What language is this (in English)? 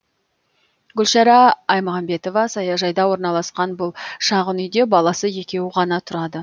Kazakh